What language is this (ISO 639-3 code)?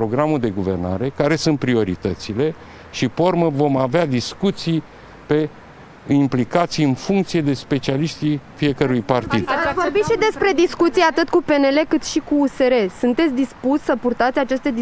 ron